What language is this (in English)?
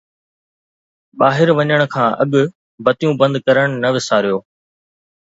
Sindhi